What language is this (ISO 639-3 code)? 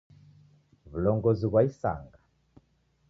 dav